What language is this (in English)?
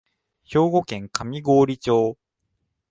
Japanese